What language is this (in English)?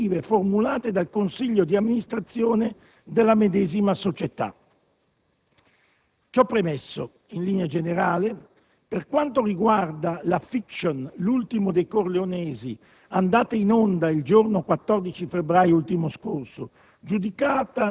Italian